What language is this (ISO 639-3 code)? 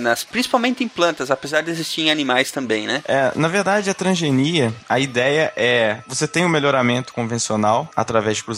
por